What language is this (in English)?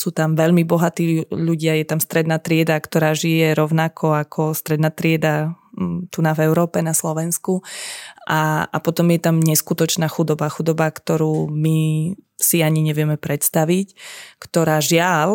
Slovak